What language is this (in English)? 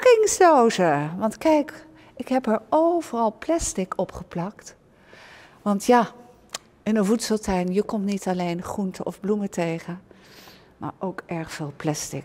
Dutch